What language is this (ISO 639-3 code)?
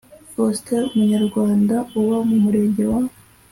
kin